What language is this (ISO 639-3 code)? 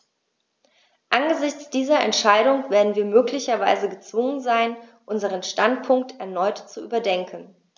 deu